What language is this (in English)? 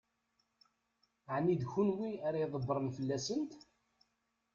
Kabyle